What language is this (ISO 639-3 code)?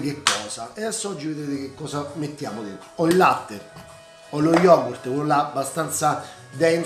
ita